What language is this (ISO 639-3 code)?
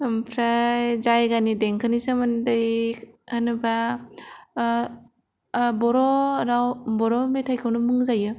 brx